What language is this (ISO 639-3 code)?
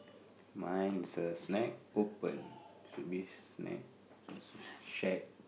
eng